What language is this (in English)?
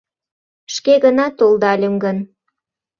Mari